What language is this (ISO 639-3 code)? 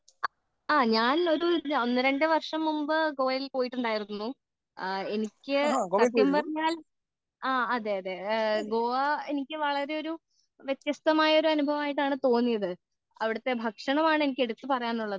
mal